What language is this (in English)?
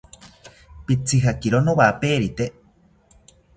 South Ucayali Ashéninka